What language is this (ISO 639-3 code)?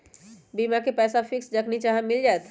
mag